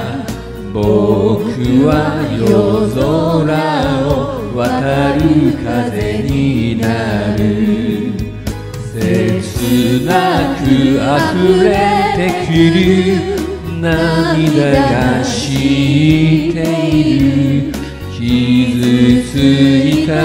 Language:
Japanese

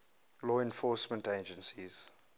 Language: English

